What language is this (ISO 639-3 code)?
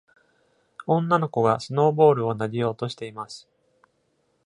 jpn